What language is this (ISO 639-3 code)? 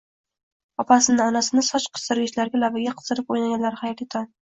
uzb